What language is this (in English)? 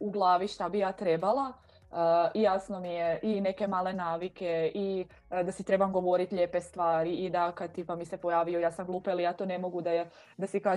Croatian